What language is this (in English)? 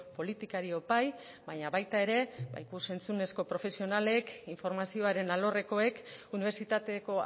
Basque